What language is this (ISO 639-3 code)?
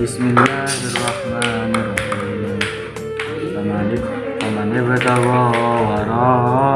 ind